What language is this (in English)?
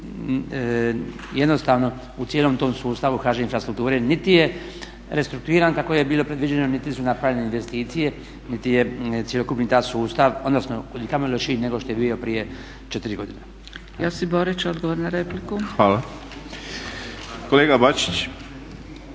Croatian